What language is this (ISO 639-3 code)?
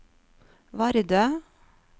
nor